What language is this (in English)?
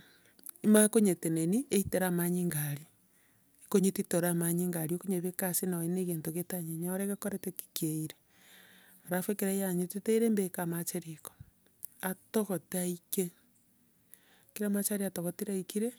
Gusii